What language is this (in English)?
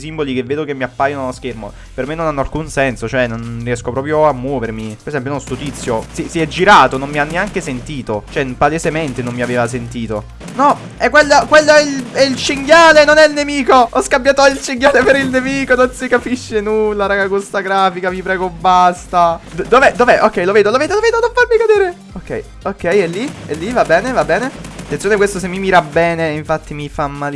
Italian